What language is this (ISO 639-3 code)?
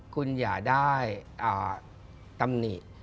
tha